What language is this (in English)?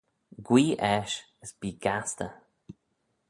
Manx